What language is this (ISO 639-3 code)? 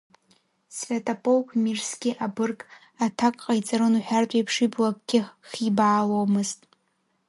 abk